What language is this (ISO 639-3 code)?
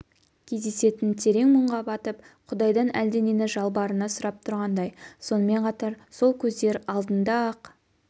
kaz